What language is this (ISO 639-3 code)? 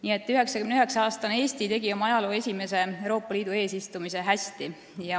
est